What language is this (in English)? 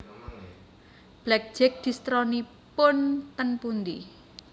Javanese